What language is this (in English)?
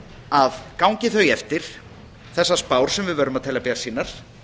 Icelandic